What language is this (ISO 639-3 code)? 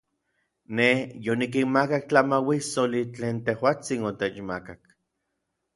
nlv